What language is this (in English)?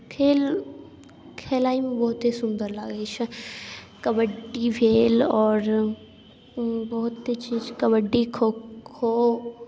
Maithili